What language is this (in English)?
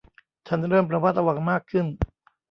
Thai